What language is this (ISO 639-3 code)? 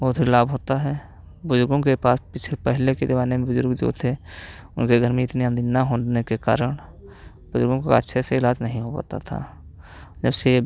hin